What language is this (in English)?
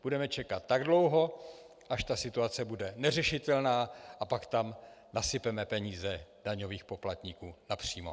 Czech